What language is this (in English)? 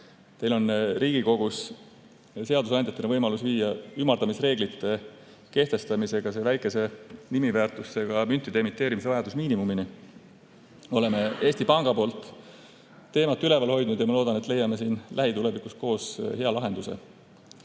Estonian